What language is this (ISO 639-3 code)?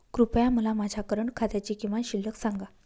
mar